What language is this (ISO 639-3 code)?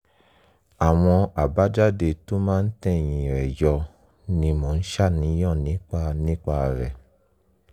yor